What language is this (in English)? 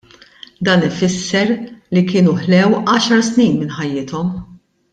Maltese